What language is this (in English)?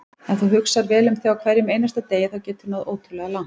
Icelandic